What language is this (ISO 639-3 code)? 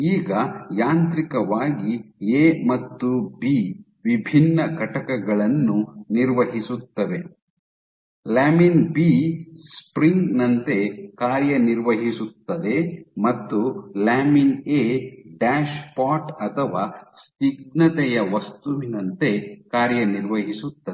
kan